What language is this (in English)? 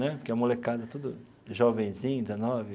Portuguese